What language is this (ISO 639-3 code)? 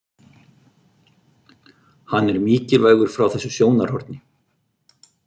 isl